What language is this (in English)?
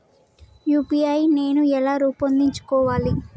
Telugu